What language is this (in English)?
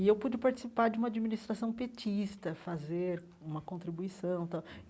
Portuguese